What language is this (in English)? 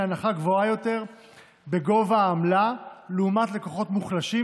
Hebrew